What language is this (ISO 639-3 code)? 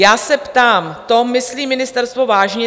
ces